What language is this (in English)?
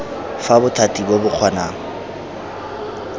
Tswana